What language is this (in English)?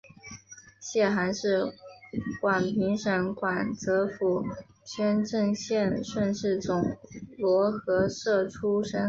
Chinese